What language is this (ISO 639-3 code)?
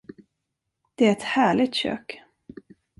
swe